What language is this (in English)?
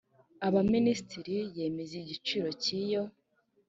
Kinyarwanda